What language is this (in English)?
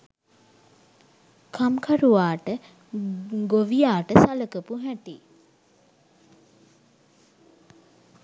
Sinhala